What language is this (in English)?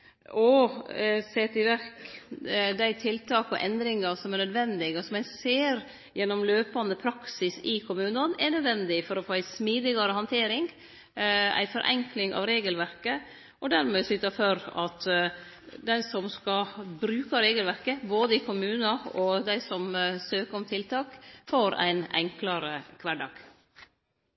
Norwegian